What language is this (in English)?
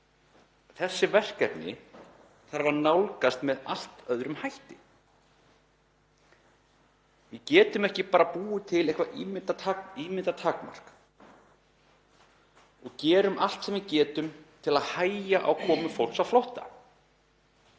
Icelandic